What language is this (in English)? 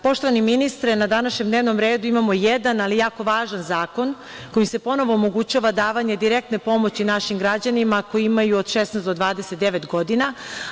Serbian